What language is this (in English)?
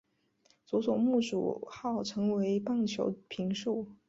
Chinese